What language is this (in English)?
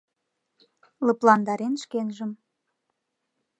Mari